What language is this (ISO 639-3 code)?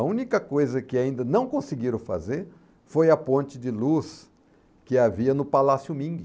por